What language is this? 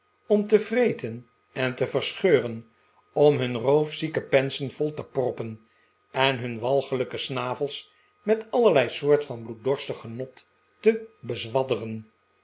Dutch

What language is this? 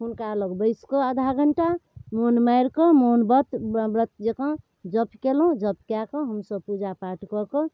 Maithili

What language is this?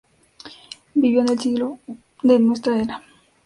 Spanish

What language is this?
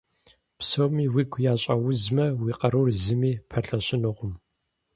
Kabardian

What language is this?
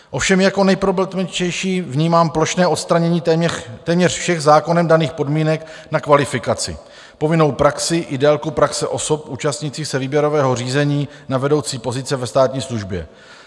Czech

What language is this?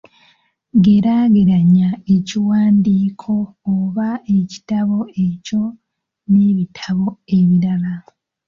Ganda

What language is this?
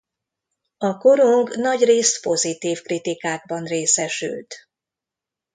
Hungarian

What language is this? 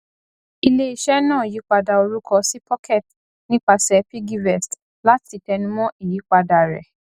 Yoruba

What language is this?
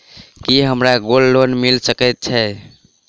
Maithili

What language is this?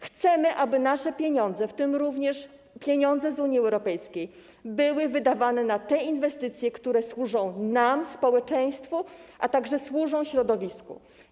Polish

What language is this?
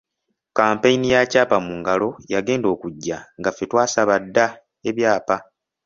Ganda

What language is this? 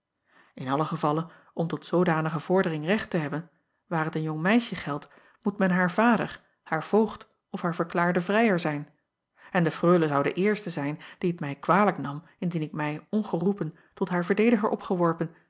Dutch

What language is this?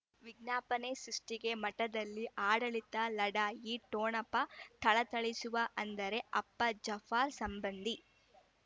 Kannada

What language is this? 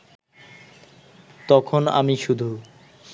Bangla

